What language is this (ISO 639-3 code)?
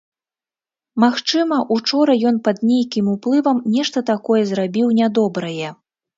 bel